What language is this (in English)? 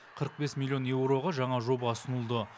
Kazakh